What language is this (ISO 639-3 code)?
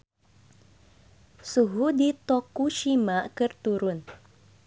sun